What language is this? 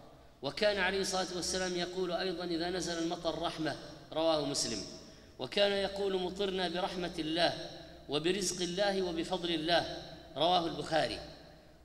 Arabic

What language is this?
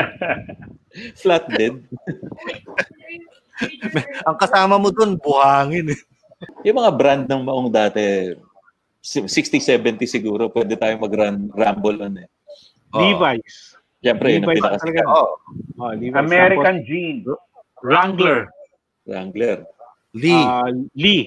Filipino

